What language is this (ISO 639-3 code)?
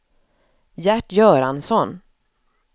swe